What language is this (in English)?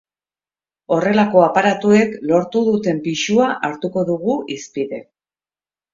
Basque